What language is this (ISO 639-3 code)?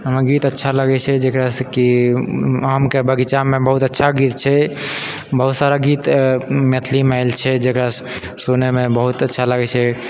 mai